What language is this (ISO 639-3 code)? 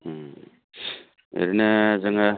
brx